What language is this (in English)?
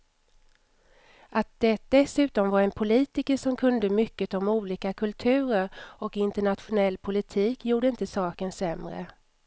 Swedish